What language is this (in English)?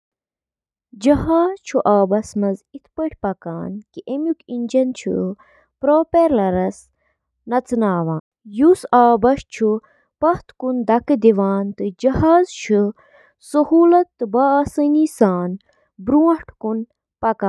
Kashmiri